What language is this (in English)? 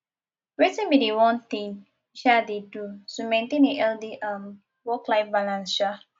Nigerian Pidgin